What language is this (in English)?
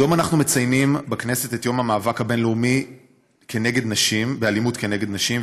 Hebrew